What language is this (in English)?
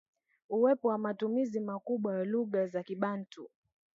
Swahili